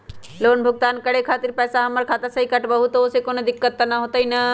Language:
Magahi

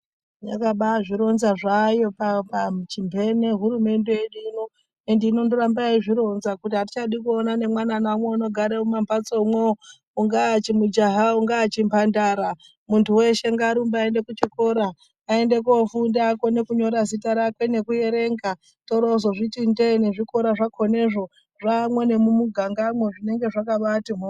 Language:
Ndau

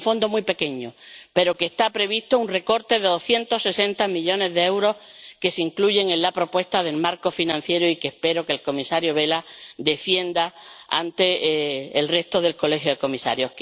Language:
Spanish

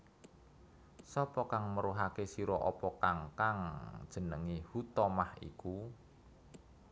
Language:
Javanese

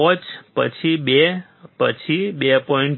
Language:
Gujarati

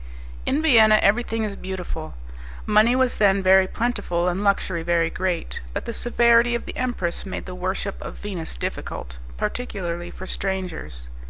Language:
English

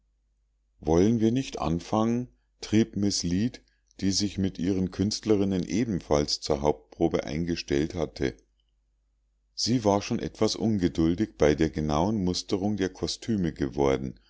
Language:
German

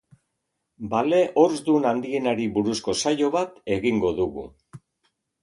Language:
Basque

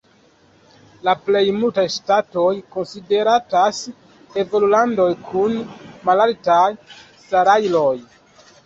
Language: Esperanto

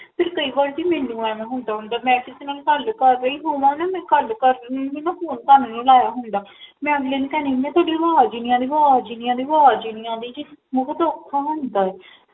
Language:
Punjabi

